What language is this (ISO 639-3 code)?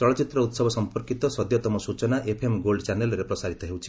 ori